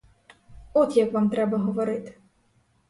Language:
Ukrainian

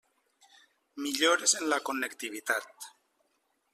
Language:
Catalan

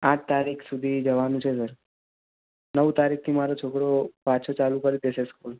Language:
Gujarati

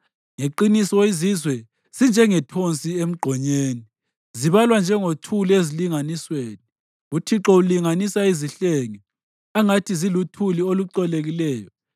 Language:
North Ndebele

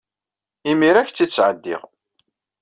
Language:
Kabyle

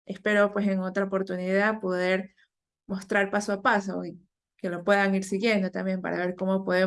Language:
Spanish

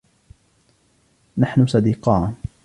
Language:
Arabic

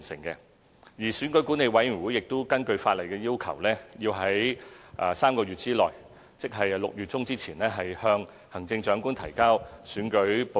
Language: Cantonese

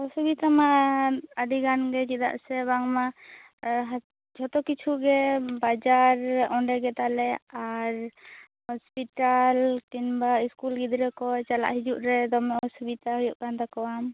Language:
Santali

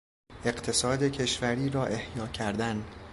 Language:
Persian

